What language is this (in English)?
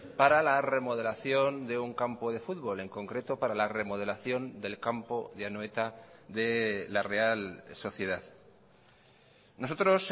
Spanish